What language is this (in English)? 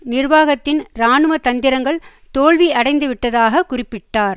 Tamil